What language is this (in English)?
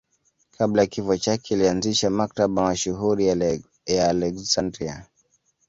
Swahili